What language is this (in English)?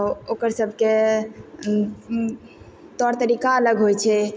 Maithili